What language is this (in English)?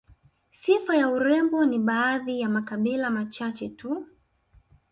Swahili